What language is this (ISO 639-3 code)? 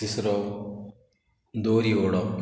kok